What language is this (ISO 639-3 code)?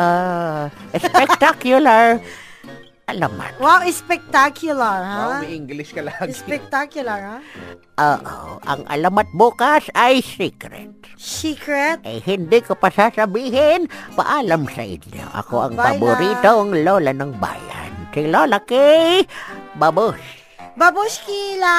fil